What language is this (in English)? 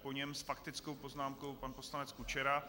Czech